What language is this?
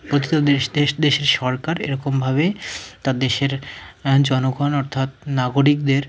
Bangla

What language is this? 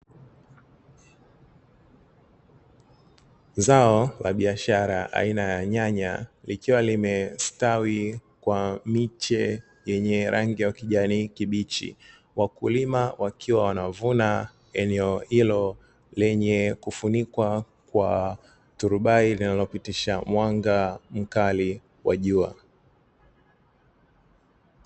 Swahili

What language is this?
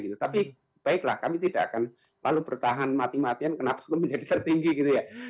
Indonesian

